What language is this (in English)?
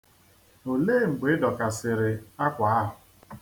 Igbo